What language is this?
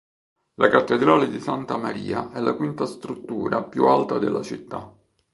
Italian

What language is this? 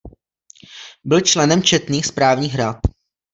Czech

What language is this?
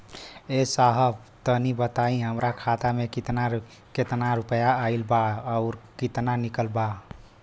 Bhojpuri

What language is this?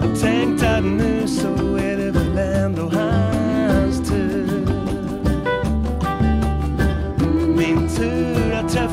Spanish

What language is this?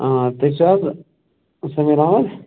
Kashmiri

